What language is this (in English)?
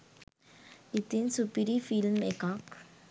Sinhala